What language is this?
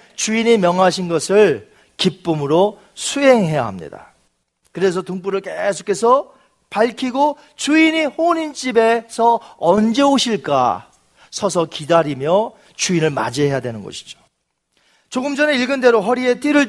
Korean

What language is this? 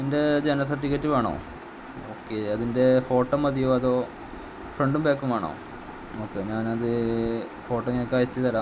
Malayalam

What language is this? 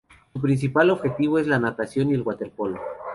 Spanish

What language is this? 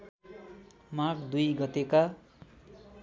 Nepali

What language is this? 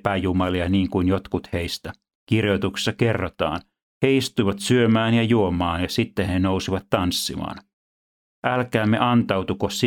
Finnish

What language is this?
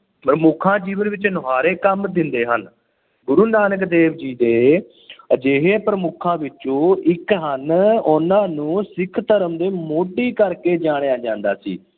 Punjabi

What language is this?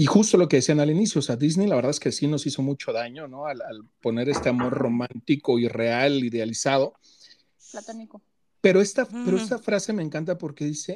Spanish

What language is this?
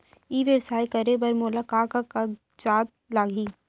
Chhattisgarhi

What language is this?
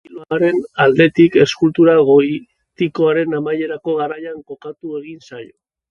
Basque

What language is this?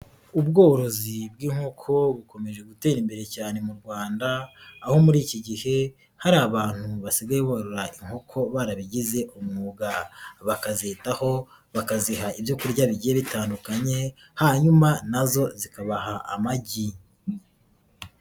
Kinyarwanda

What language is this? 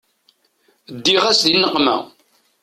Kabyle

